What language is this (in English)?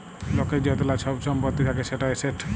Bangla